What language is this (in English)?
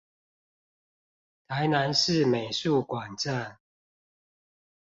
Chinese